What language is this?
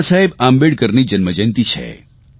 Gujarati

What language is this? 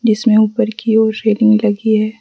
Hindi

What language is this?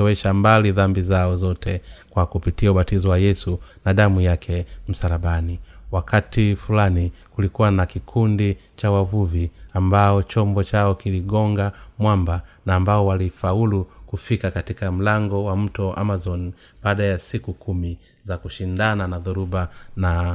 Swahili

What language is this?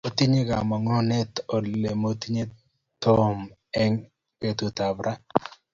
Kalenjin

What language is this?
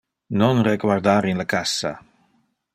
Interlingua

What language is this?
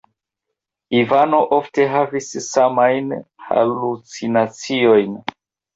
Esperanto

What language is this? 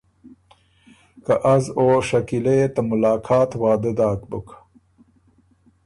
Ormuri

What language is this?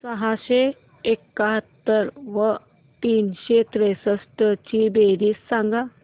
Marathi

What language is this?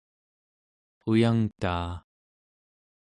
Central Yupik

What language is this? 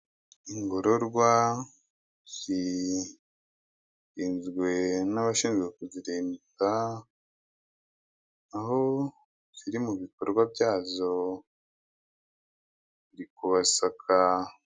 Kinyarwanda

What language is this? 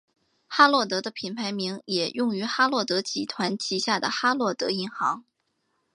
Chinese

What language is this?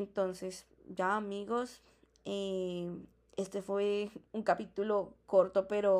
Spanish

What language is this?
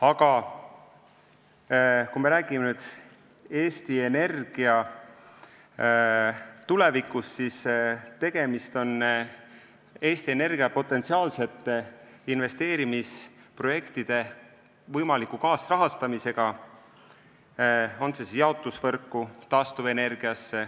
Estonian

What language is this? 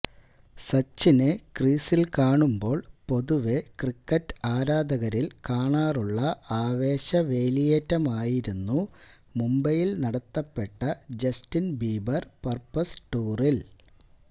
Malayalam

